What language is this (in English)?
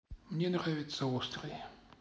Russian